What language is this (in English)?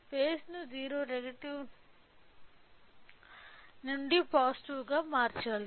Telugu